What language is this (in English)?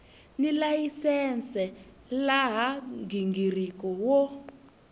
Tsonga